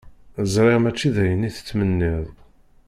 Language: Kabyle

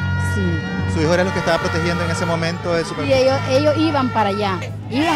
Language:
Spanish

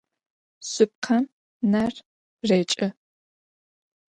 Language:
Adyghe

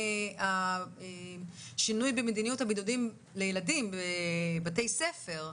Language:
Hebrew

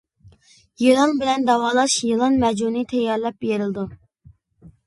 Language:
Uyghur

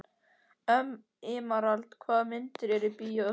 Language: Icelandic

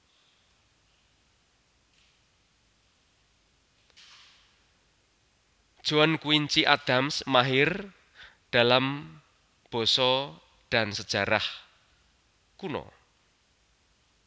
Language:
Javanese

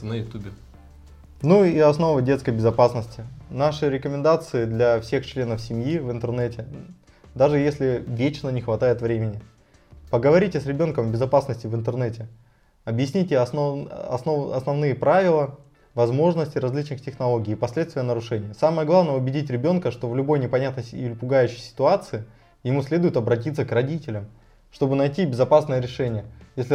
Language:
Russian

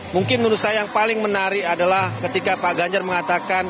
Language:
Indonesian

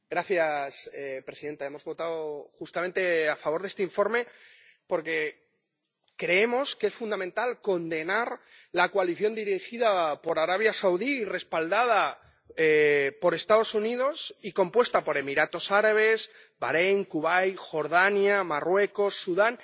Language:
Spanish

